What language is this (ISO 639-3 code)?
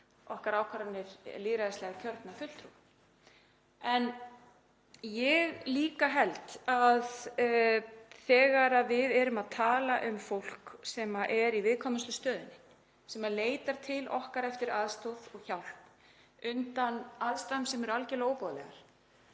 isl